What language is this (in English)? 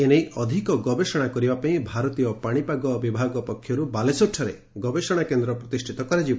Odia